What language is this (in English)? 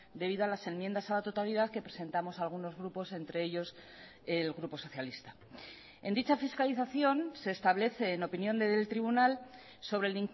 Spanish